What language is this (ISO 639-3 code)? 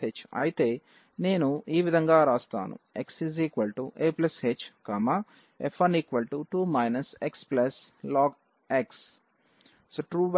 tel